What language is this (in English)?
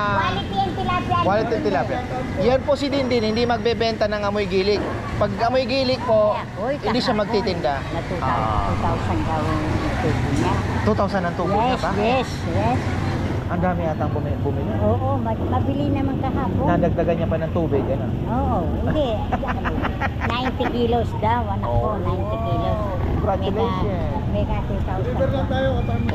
Filipino